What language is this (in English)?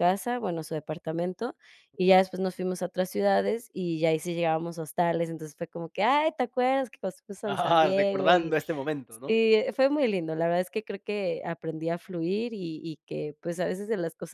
Spanish